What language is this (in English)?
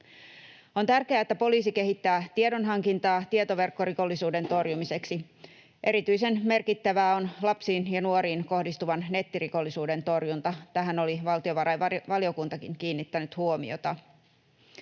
Finnish